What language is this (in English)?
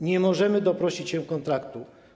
Polish